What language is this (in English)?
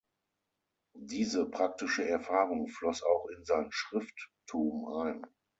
German